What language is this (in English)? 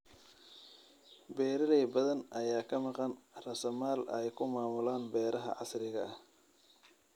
Somali